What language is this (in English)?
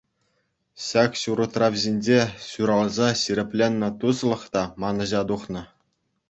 Chuvash